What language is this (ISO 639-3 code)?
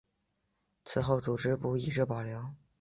zho